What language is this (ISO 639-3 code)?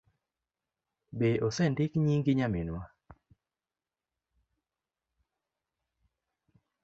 luo